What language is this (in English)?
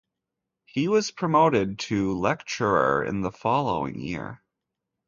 English